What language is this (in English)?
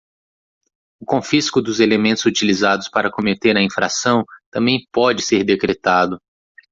Portuguese